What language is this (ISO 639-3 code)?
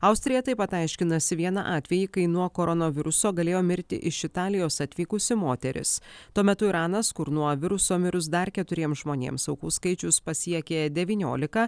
lit